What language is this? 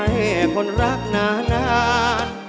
Thai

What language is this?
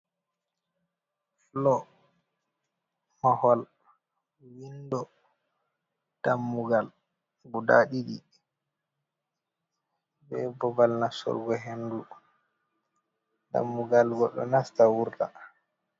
Fula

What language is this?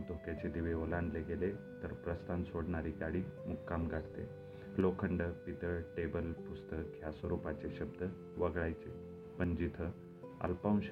Marathi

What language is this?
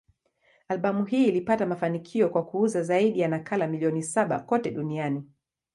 Swahili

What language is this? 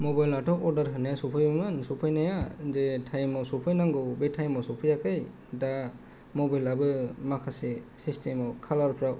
Bodo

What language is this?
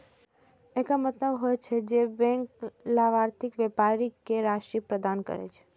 Maithili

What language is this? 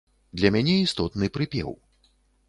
Belarusian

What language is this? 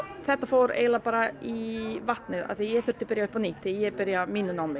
Icelandic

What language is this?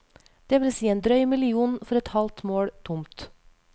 Norwegian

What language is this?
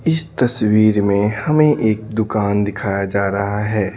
Hindi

